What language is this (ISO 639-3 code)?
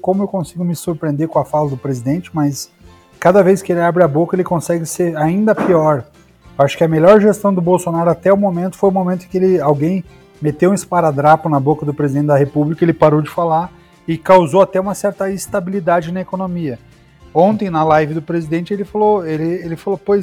por